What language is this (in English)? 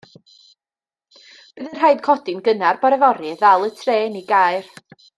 Welsh